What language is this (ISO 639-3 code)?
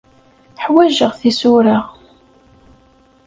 kab